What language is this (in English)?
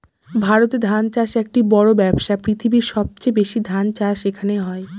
Bangla